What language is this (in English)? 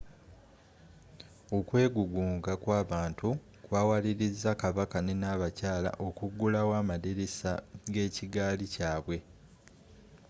Ganda